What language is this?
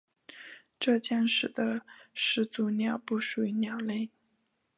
Chinese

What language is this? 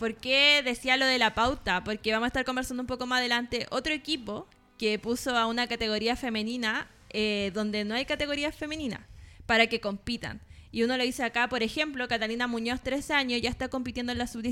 Spanish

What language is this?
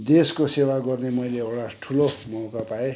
Nepali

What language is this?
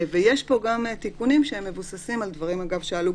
Hebrew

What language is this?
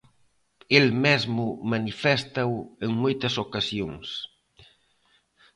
Galician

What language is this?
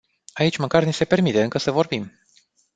Romanian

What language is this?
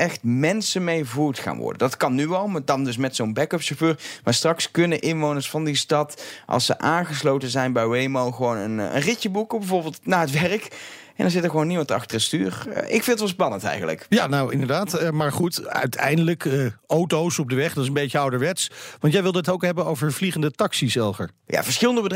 Dutch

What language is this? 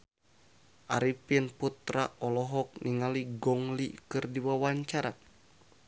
Sundanese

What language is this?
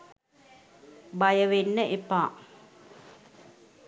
Sinhala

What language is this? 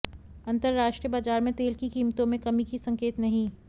Hindi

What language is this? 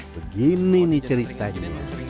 Indonesian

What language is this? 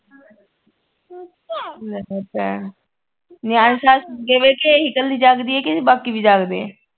Punjabi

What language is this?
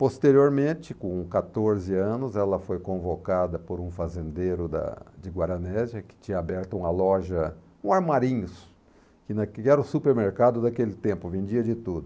Portuguese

